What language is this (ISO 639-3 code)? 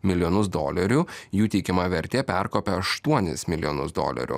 lit